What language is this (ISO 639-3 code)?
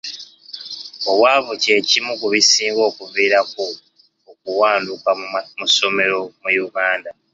lug